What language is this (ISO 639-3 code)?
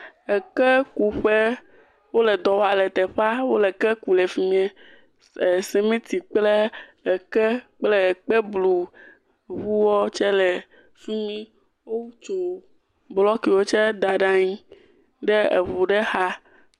ewe